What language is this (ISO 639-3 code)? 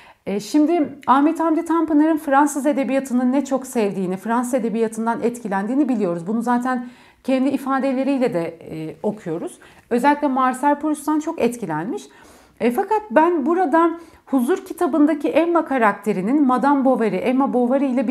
tur